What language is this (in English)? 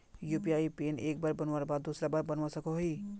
Magahi